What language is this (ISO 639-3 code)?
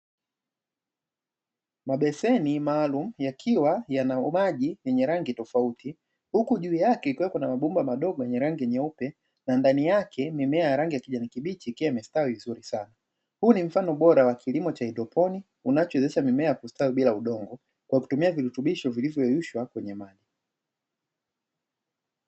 swa